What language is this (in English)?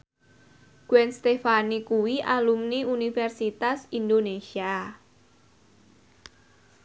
Javanese